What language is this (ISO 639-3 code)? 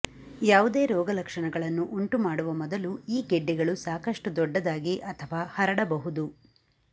kan